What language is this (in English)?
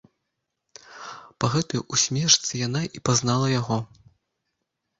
Belarusian